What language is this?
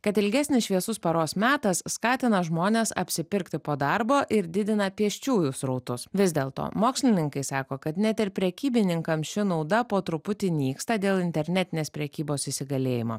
Lithuanian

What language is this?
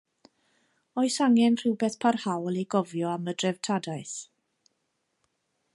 Welsh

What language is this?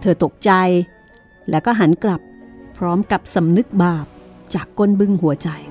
Thai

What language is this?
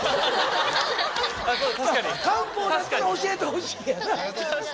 Japanese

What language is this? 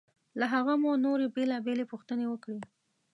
Pashto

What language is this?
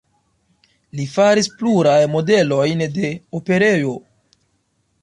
Esperanto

